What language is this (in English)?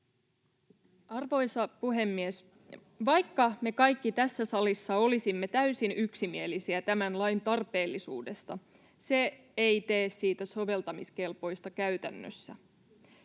Finnish